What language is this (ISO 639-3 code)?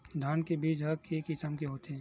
hne